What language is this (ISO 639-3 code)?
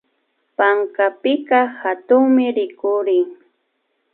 qvi